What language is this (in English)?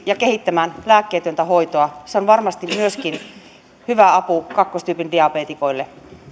Finnish